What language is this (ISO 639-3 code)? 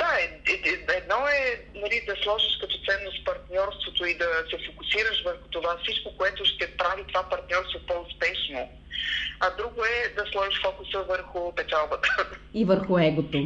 bul